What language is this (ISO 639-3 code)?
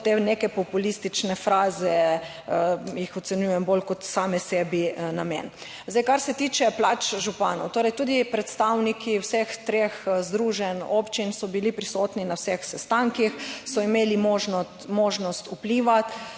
slv